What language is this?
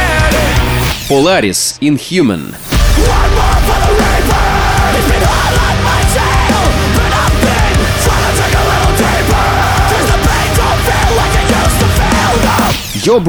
Ukrainian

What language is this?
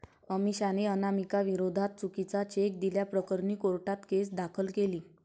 Marathi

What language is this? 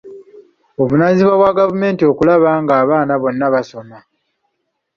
Ganda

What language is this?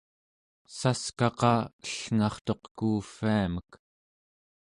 Central Yupik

